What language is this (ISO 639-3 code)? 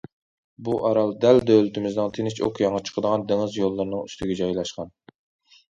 uig